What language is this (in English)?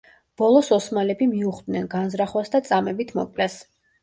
Georgian